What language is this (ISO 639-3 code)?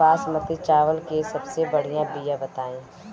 bho